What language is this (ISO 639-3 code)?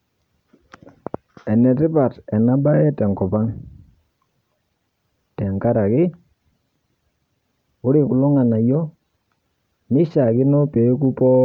mas